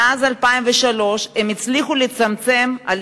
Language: Hebrew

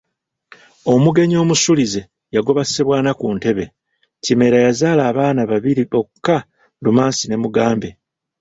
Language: Ganda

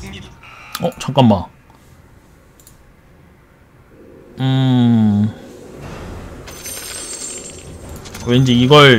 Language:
Korean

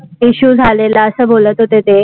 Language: Marathi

